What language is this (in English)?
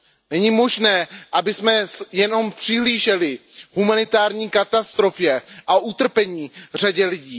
Czech